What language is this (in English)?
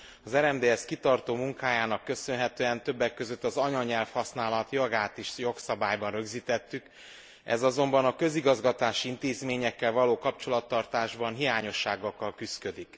Hungarian